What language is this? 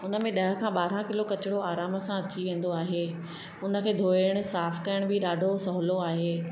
Sindhi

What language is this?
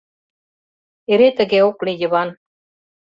Mari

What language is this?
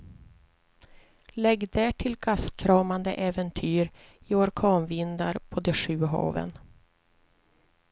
Swedish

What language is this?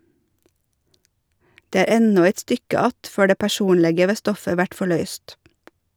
Norwegian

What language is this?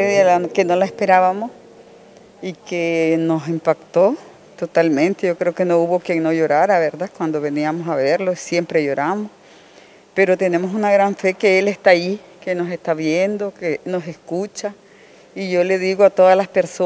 Spanish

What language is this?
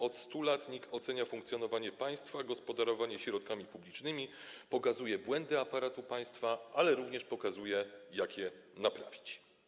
Polish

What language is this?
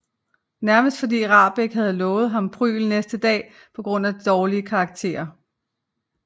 Danish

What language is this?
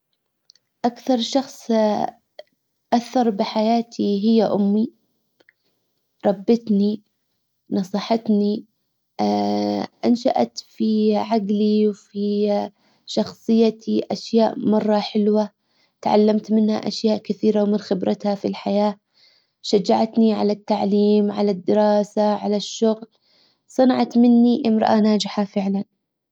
Hijazi Arabic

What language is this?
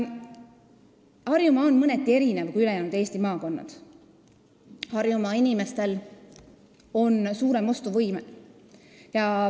Estonian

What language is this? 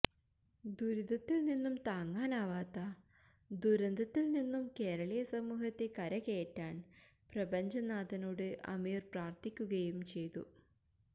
Malayalam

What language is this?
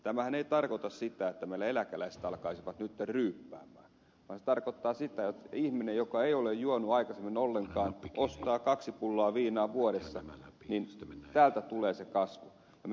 Finnish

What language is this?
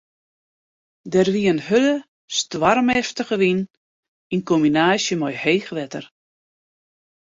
Western Frisian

